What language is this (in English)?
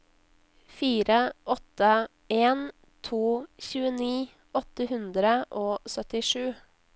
Norwegian